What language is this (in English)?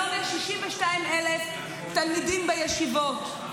Hebrew